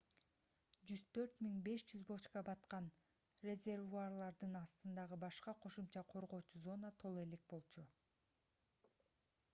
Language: Kyrgyz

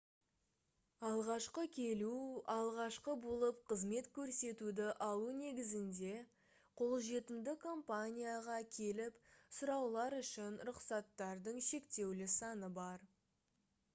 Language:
Kazakh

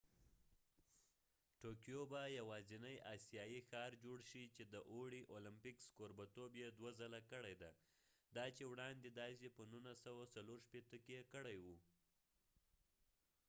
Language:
Pashto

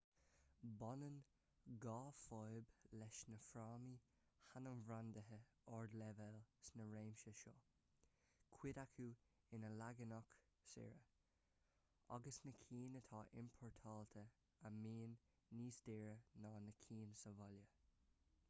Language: Irish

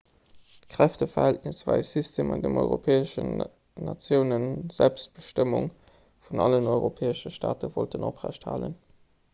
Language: Luxembourgish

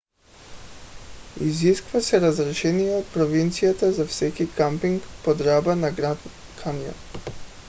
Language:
Bulgarian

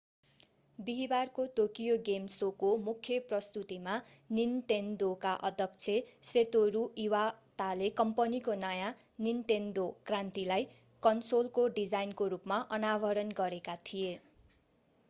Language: Nepali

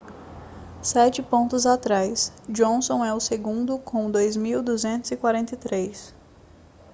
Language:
Portuguese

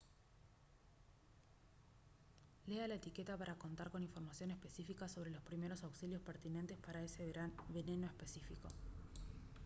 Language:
Spanish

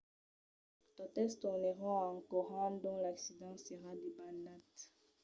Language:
Occitan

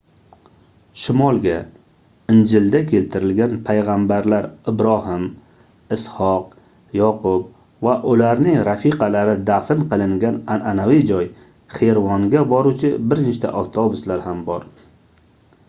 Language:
Uzbek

